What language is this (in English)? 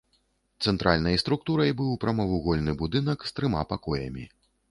Belarusian